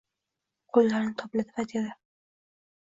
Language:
Uzbek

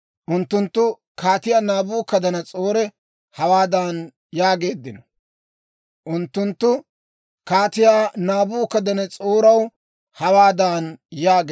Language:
Dawro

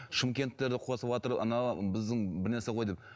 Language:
Kazakh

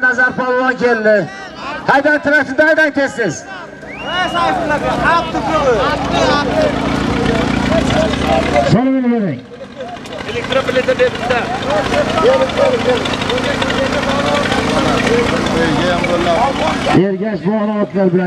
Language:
Turkish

